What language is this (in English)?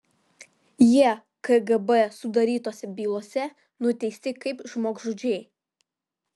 Lithuanian